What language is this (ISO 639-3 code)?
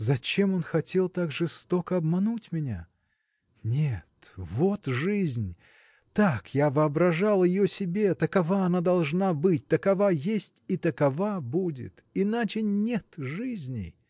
rus